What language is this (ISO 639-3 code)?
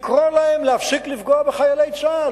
heb